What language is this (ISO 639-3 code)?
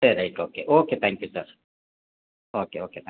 tam